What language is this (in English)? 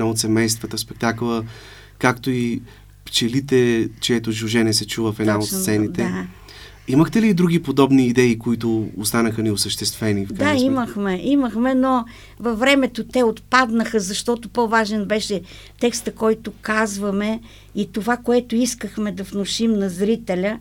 Bulgarian